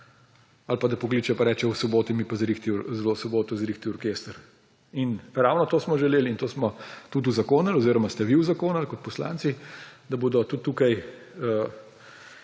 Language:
Slovenian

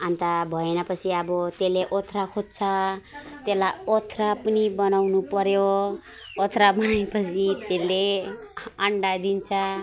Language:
Nepali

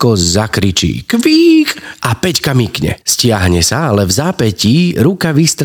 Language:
Slovak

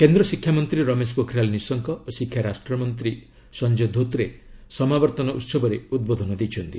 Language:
Odia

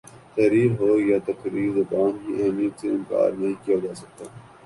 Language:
Urdu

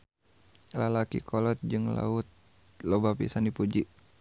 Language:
Sundanese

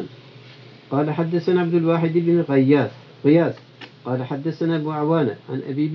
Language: Turkish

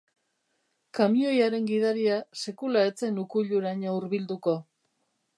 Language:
Basque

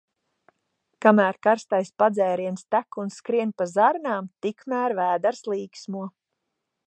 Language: Latvian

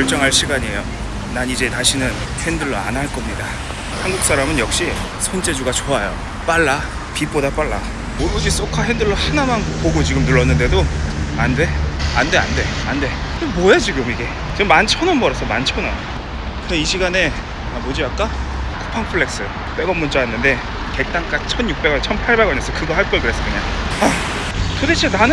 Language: Korean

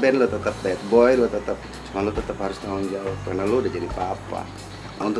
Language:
Indonesian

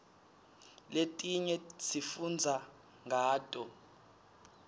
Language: Swati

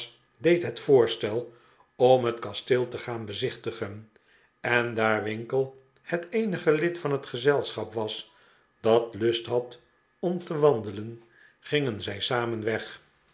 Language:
Dutch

